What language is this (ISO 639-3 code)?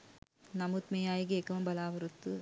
sin